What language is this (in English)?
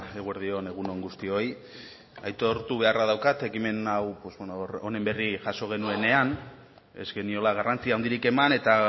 Basque